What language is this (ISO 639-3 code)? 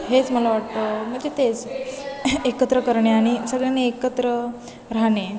mar